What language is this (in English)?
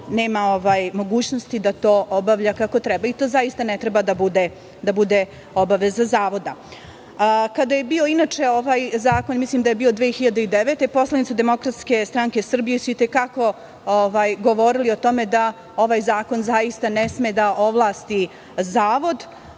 Serbian